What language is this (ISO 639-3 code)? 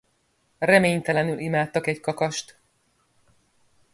hun